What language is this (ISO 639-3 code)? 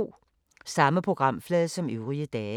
dan